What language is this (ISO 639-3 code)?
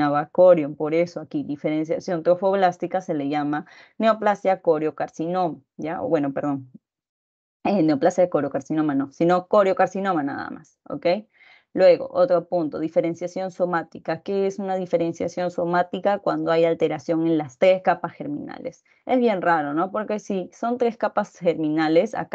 spa